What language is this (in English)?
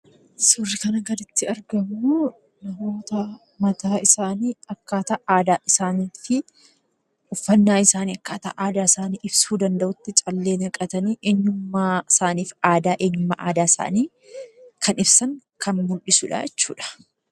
Oromo